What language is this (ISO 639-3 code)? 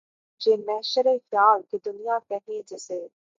urd